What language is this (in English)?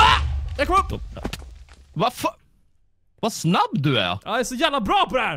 Swedish